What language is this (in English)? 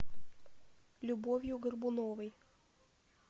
Russian